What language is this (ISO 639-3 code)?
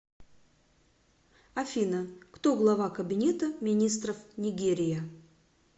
rus